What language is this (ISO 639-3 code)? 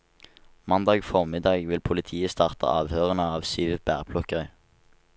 nor